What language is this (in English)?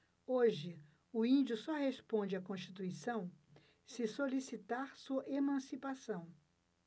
Portuguese